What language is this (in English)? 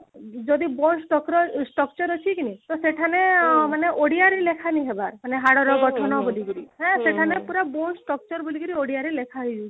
Odia